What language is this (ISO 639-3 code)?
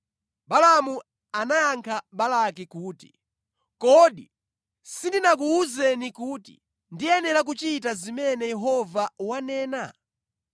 nya